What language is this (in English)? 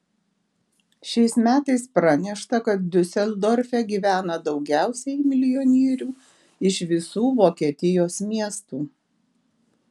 Lithuanian